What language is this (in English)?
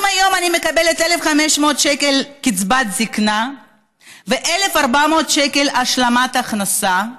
Hebrew